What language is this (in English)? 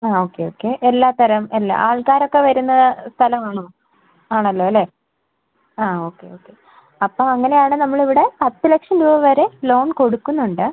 Malayalam